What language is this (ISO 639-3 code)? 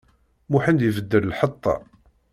kab